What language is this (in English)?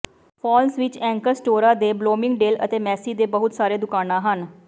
Punjabi